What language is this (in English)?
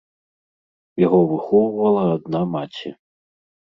Belarusian